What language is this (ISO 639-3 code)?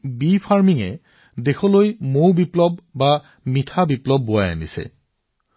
asm